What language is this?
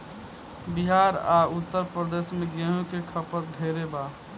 Bhojpuri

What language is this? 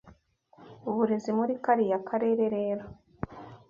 Kinyarwanda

